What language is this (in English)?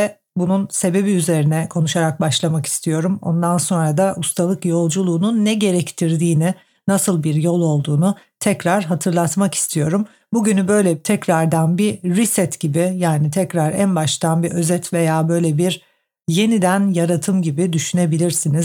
Turkish